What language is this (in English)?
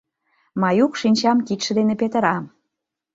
Mari